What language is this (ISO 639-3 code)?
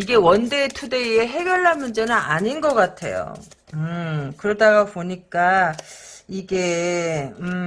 kor